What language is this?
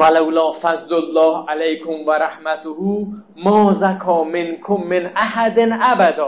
Persian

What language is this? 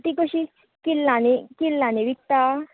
Konkani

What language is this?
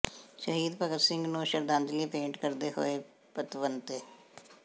Punjabi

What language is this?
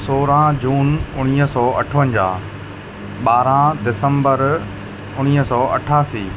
Sindhi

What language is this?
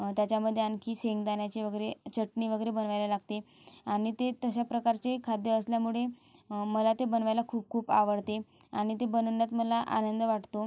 Marathi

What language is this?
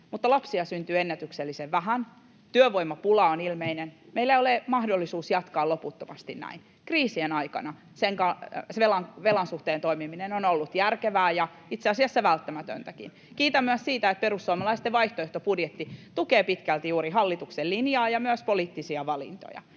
Finnish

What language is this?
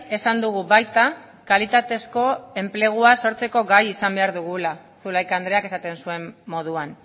Basque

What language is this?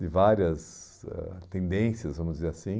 Portuguese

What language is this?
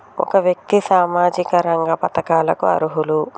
Telugu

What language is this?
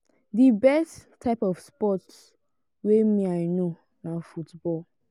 Nigerian Pidgin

